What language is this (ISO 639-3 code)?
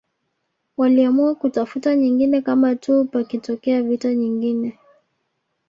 swa